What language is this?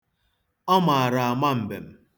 Igbo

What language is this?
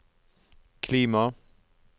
Norwegian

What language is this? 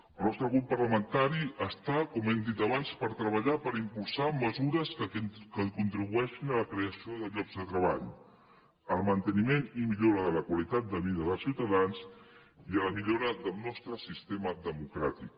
Catalan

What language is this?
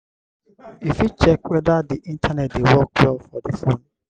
Nigerian Pidgin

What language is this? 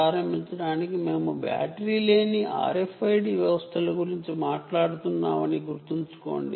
Telugu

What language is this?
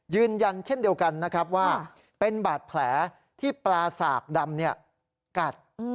Thai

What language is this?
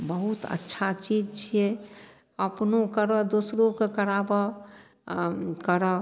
Maithili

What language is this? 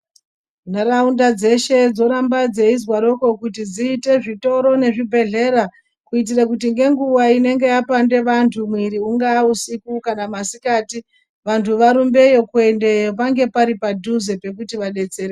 Ndau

